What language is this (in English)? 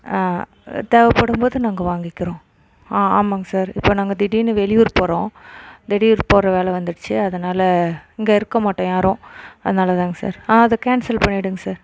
Tamil